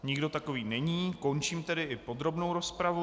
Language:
Czech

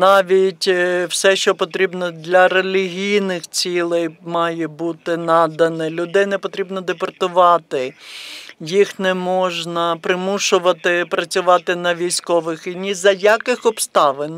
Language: Ukrainian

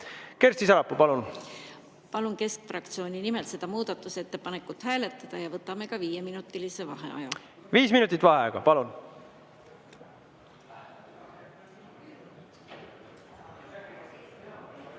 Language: Estonian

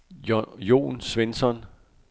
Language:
Danish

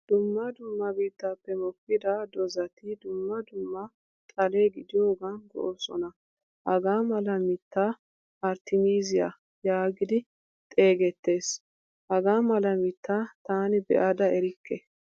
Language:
Wolaytta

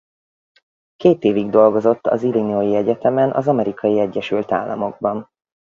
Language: Hungarian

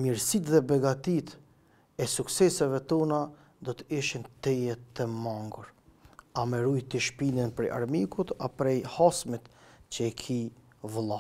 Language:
Romanian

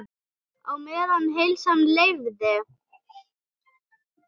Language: Icelandic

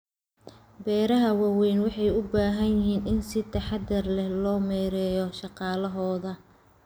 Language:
Somali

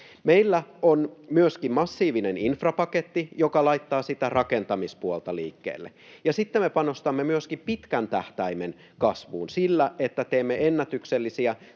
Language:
Finnish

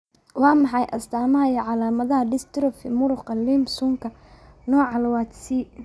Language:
Somali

